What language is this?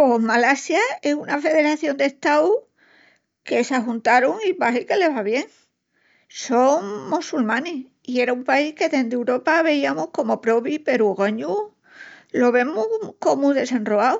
Extremaduran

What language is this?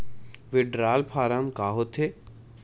Chhattisgarhi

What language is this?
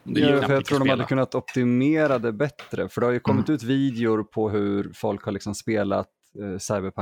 Swedish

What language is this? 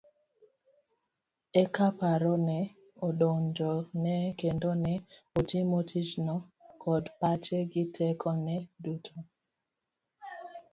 Luo (Kenya and Tanzania)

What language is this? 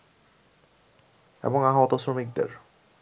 Bangla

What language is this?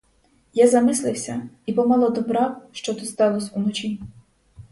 Ukrainian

